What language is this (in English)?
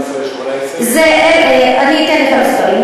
Hebrew